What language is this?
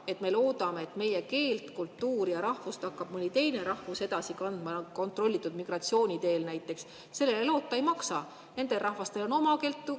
Estonian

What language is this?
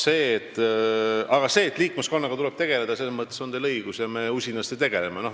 Estonian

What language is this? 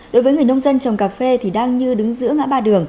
Vietnamese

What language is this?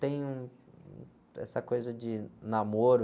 Portuguese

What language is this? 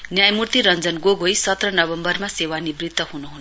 Nepali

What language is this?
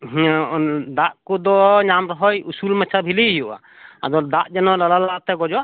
Santali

